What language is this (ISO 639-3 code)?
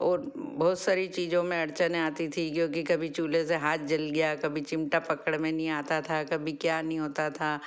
hin